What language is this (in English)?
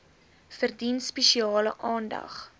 Afrikaans